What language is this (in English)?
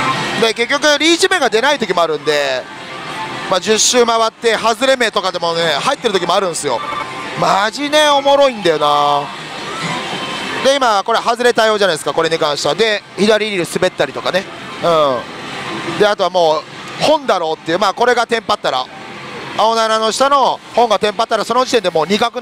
Japanese